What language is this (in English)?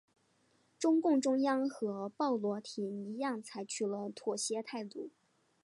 Chinese